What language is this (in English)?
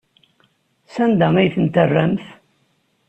Kabyle